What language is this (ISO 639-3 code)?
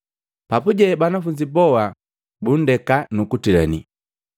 mgv